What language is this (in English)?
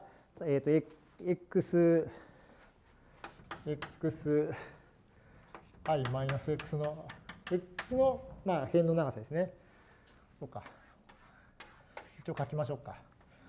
Japanese